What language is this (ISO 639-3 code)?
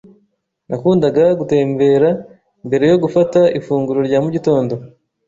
kin